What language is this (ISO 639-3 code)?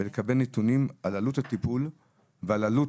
heb